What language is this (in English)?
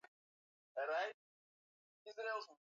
Swahili